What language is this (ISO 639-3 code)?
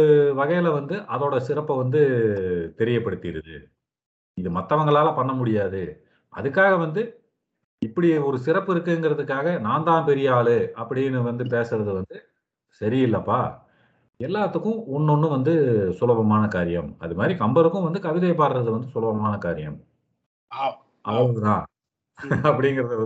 tam